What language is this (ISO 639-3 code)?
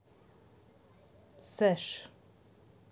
rus